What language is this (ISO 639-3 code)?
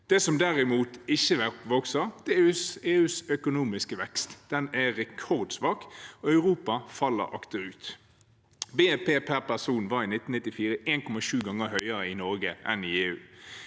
nor